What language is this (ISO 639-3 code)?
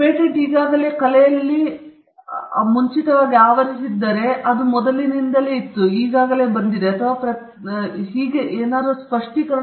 kan